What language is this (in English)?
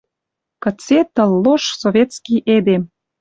Western Mari